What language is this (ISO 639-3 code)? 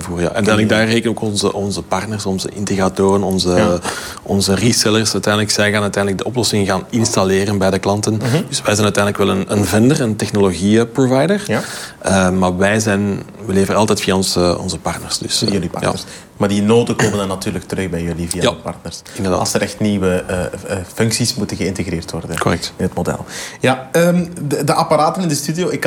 nld